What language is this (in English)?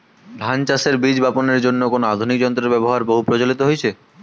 Bangla